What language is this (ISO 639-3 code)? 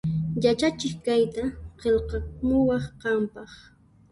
qxp